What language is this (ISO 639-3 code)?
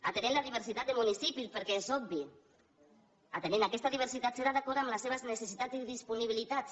cat